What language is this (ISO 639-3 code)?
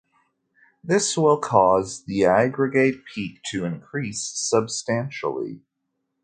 eng